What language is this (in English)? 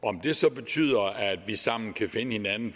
Danish